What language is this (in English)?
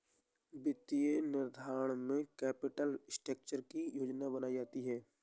Hindi